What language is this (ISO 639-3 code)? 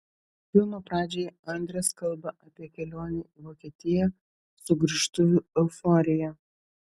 lit